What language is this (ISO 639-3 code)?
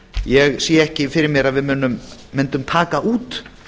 isl